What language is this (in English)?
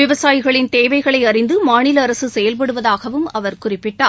Tamil